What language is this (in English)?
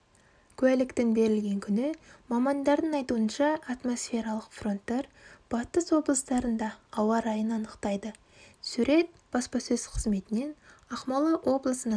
Kazakh